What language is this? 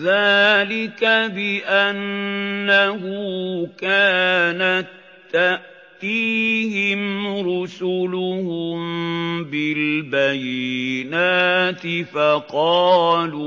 Arabic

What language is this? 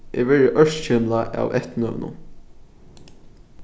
Faroese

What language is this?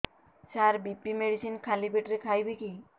Odia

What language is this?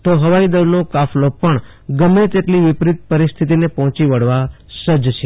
Gujarati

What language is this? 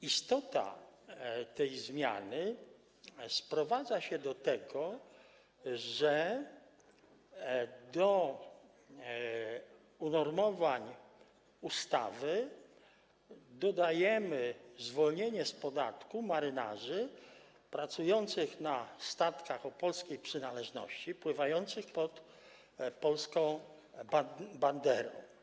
Polish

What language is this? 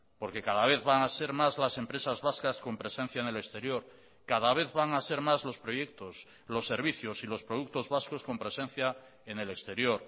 Spanish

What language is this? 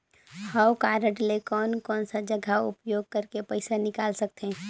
Chhattisgarhi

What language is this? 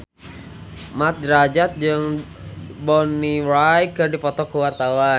Sundanese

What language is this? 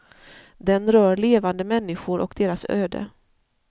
Swedish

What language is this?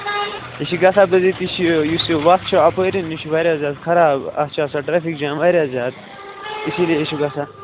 Kashmiri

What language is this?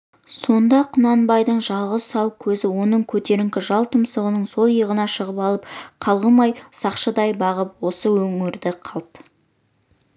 Kazakh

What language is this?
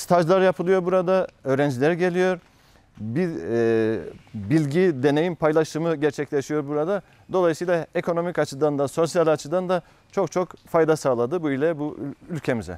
Turkish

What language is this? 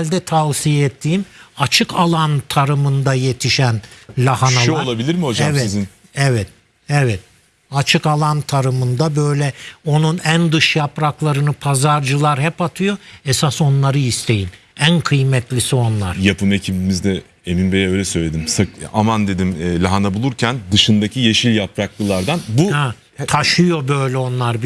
Turkish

